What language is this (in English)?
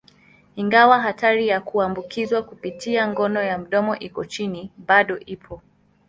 Swahili